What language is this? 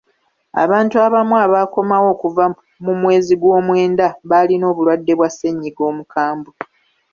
Ganda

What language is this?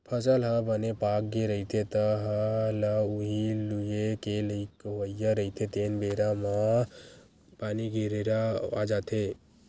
Chhattisgarhi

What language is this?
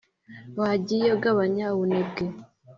Kinyarwanda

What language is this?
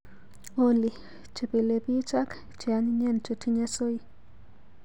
Kalenjin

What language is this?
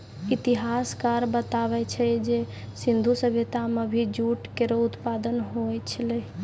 Maithili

